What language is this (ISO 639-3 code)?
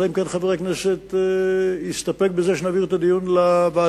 heb